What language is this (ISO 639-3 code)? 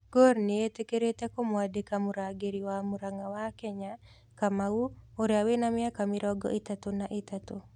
kik